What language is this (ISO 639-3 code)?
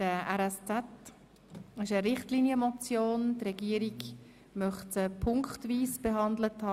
gsw